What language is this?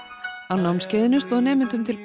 Icelandic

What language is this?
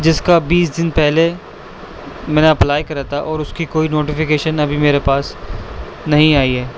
Urdu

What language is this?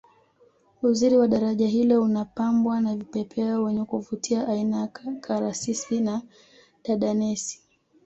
Swahili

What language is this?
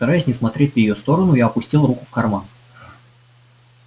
Russian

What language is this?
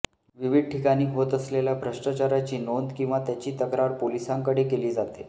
Marathi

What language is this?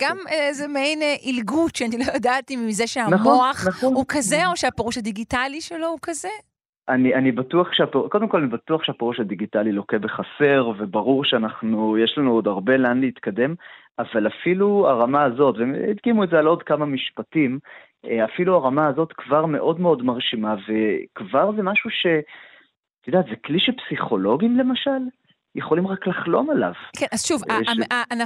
Hebrew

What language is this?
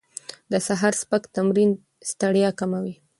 Pashto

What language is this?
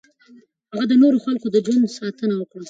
Pashto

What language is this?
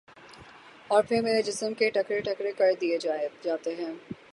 Urdu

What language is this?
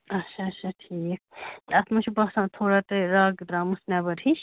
Kashmiri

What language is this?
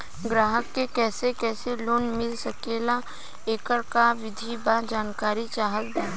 Bhojpuri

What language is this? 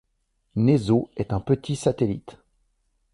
French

